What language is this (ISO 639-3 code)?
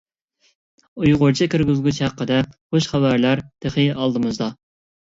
uig